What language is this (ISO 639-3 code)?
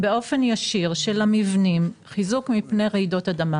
heb